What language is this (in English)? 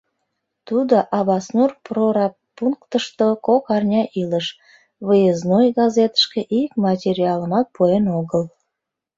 Mari